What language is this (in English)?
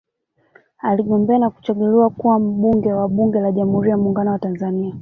Swahili